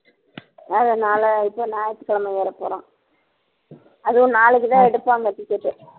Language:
Tamil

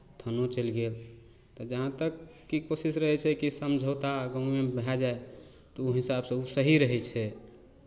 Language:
Maithili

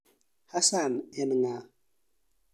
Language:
Luo (Kenya and Tanzania)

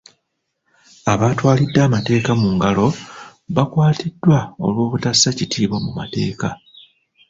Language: Ganda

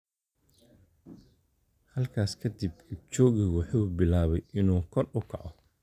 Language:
Somali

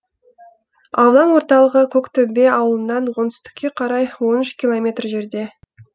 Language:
Kazakh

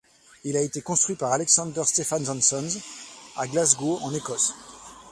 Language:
French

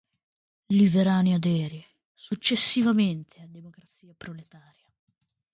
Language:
Italian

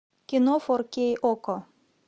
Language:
Russian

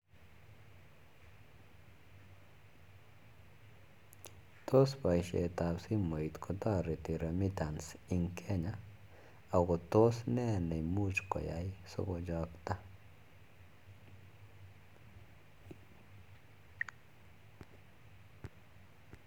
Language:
Kalenjin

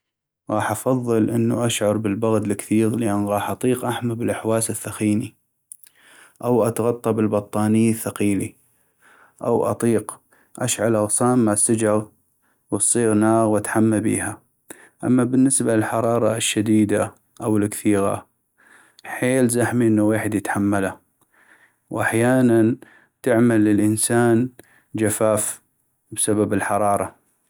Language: North Mesopotamian Arabic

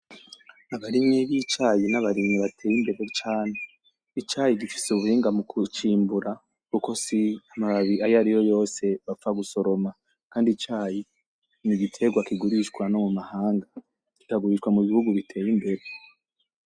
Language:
Rundi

